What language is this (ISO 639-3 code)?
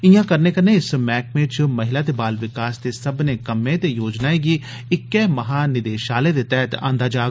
doi